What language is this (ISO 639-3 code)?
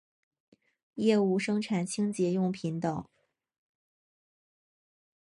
zho